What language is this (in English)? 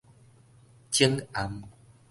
Min Nan Chinese